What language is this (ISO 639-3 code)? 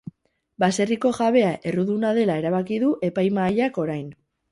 eus